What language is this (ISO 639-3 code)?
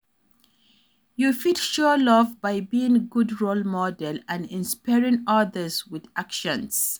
pcm